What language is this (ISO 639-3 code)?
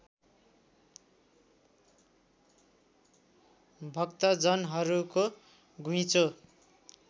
nep